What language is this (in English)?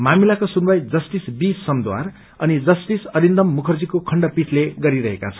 Nepali